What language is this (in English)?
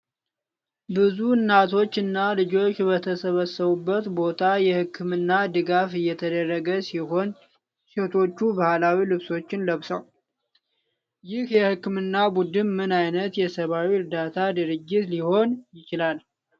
Amharic